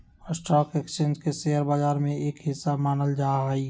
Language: Magahi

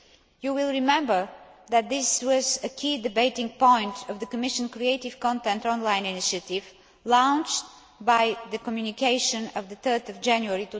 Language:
English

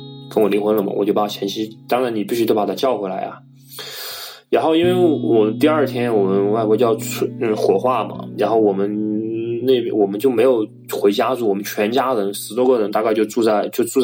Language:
Chinese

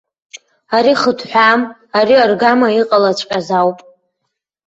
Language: Abkhazian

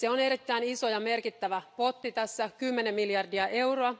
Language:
Finnish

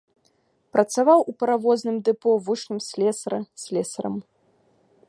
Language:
Belarusian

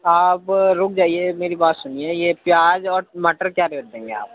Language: Urdu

